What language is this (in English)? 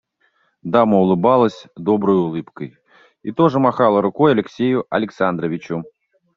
Russian